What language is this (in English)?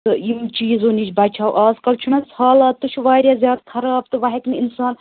Kashmiri